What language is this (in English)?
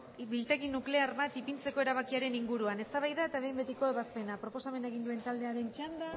Basque